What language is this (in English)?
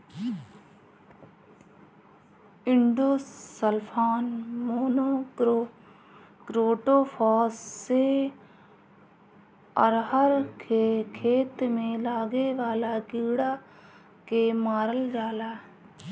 Bhojpuri